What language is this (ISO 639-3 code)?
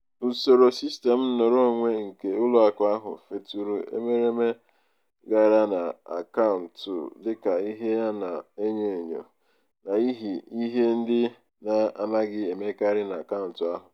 ibo